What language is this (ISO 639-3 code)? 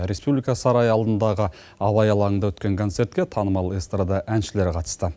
kaz